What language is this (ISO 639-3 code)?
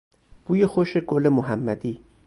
fas